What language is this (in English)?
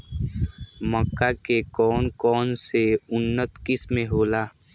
Bhojpuri